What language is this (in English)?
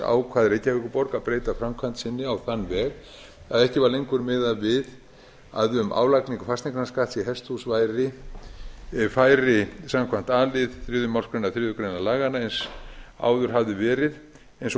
Icelandic